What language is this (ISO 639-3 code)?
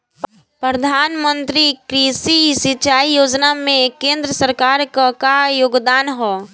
bho